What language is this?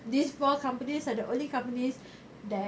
English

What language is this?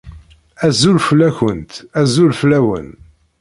Kabyle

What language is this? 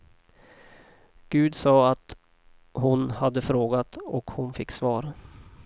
Swedish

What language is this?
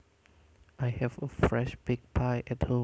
Javanese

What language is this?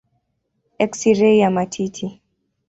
Swahili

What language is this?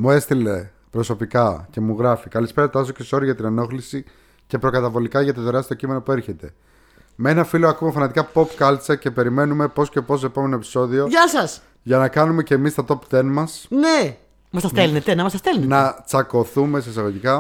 Greek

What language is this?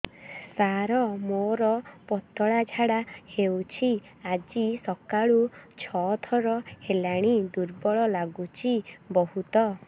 Odia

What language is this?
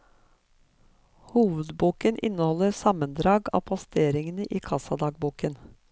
Norwegian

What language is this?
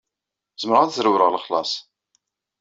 Kabyle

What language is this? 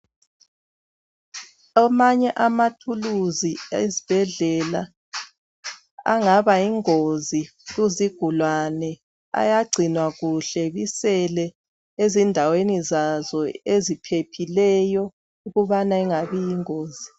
North Ndebele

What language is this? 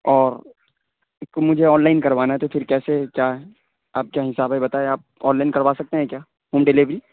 Urdu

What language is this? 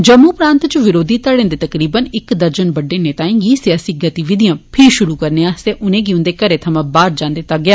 Dogri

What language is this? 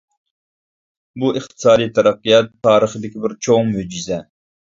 Uyghur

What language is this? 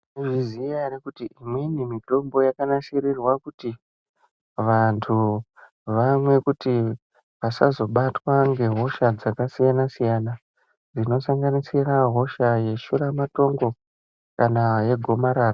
Ndau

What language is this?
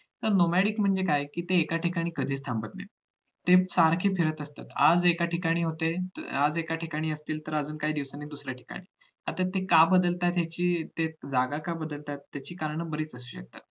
Marathi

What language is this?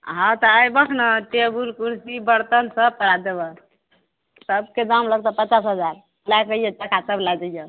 Maithili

